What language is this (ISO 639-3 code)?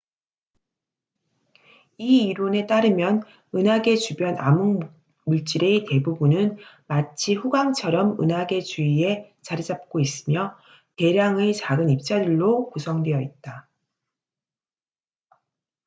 kor